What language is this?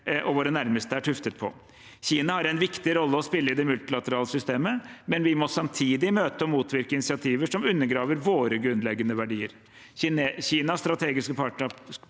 Norwegian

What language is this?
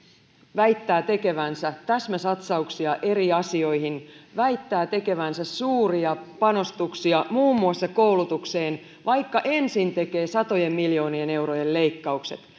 Finnish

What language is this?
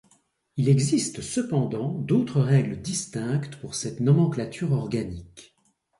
French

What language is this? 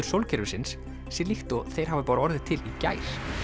Icelandic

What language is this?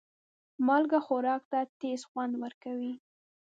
Pashto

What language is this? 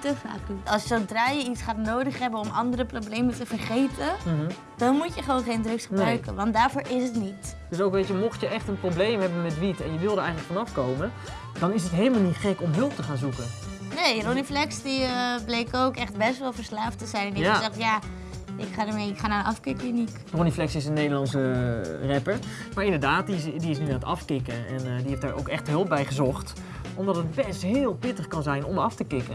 Dutch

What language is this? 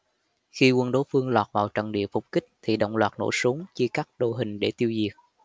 Vietnamese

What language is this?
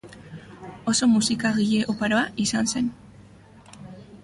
Basque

